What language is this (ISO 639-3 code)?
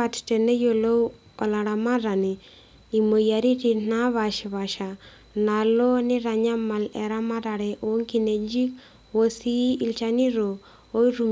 mas